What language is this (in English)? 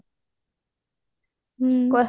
Odia